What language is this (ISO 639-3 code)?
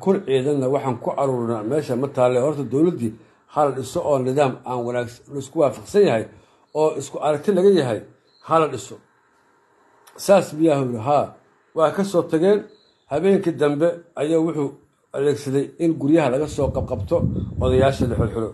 ara